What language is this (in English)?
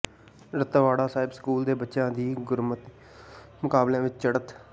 Punjabi